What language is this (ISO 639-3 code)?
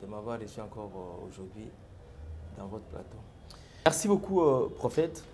fra